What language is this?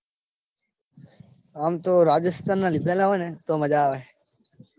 Gujarati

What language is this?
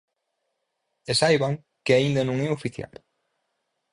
Galician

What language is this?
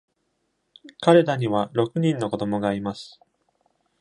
Japanese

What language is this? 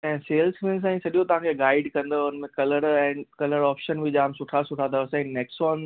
Sindhi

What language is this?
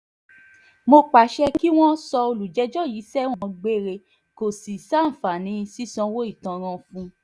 Yoruba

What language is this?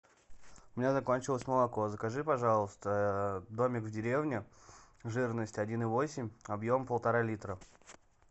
Russian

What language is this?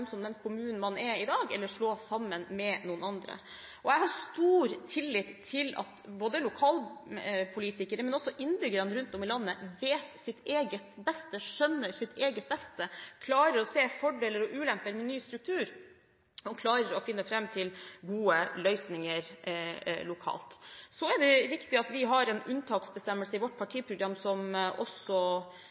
Norwegian Bokmål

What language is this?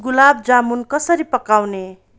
Nepali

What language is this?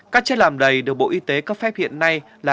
Vietnamese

